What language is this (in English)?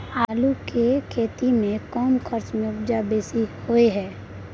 Maithili